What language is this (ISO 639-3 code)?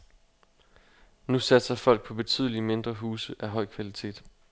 dan